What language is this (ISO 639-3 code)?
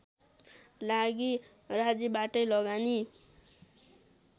nep